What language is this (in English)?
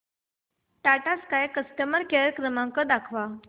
Marathi